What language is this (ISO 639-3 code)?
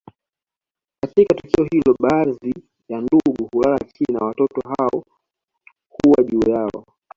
swa